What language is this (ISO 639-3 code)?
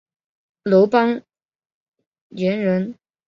zho